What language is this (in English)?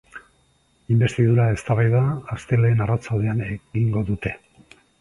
Basque